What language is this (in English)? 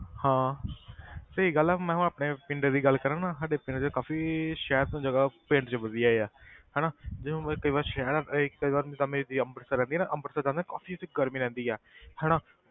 Punjabi